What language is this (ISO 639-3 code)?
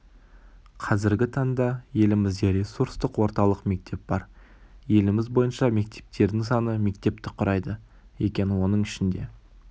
kaz